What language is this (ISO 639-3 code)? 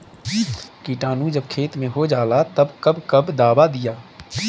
bho